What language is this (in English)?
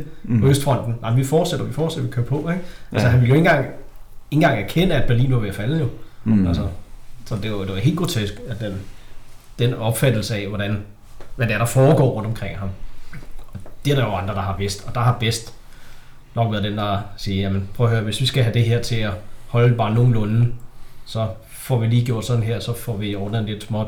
Danish